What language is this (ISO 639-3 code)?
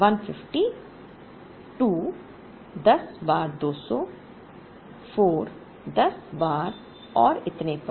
hin